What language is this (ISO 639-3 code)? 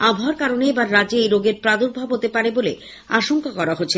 ben